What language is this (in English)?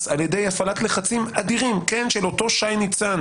Hebrew